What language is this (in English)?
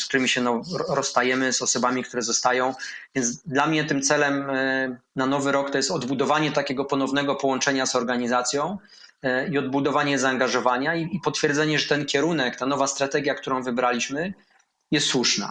Polish